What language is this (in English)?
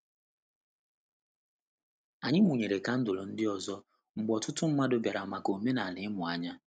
Igbo